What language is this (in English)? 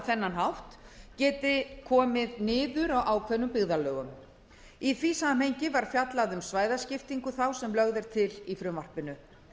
Icelandic